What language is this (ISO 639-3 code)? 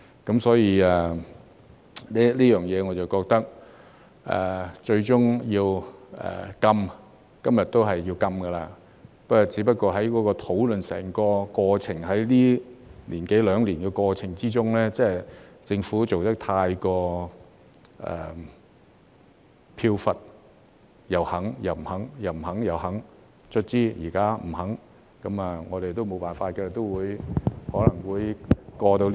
yue